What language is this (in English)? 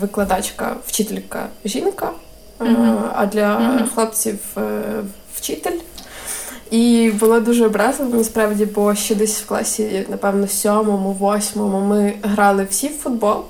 Ukrainian